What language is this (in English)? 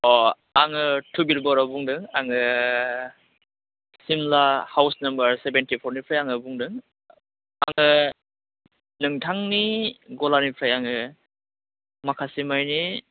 Bodo